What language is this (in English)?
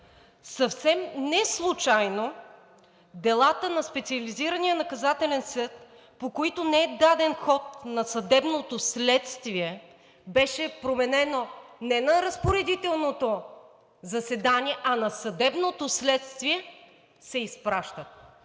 Bulgarian